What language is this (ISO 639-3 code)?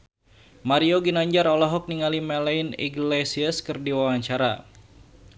sun